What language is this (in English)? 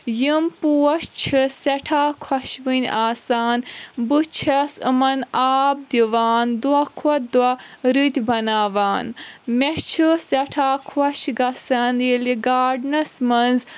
Kashmiri